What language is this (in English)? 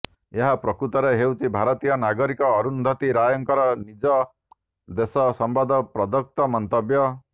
Odia